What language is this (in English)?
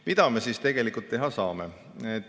Estonian